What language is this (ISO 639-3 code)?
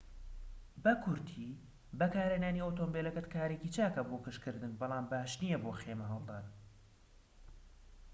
ckb